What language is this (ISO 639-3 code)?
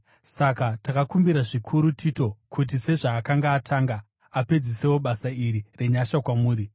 sna